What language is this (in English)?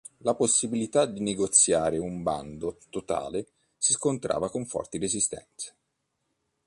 Italian